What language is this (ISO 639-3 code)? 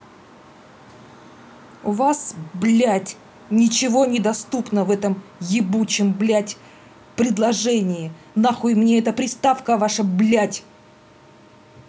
rus